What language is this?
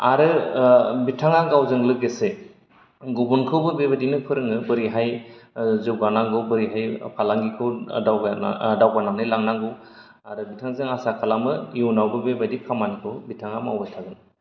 Bodo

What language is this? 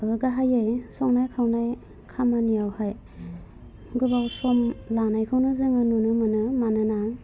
Bodo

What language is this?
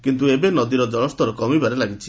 Odia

